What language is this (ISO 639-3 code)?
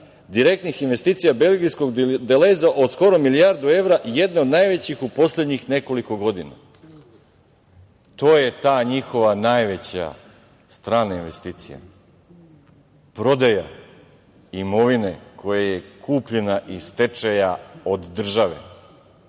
srp